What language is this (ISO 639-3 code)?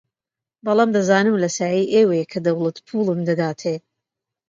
ckb